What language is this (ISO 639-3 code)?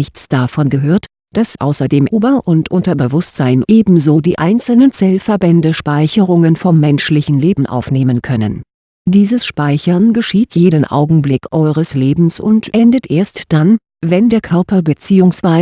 deu